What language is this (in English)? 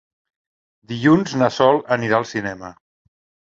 Catalan